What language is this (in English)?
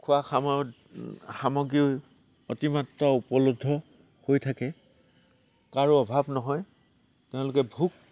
Assamese